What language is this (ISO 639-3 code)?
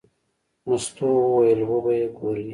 pus